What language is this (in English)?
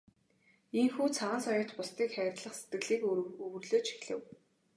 Mongolian